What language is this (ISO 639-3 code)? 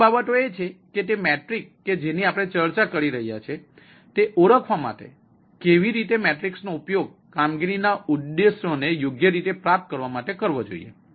guj